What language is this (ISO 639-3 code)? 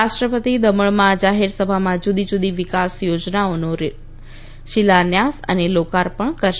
guj